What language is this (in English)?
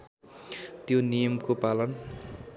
Nepali